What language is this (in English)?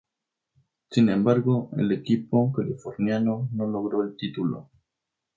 Spanish